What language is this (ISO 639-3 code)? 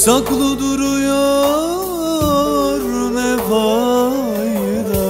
tur